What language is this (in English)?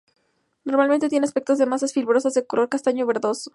Spanish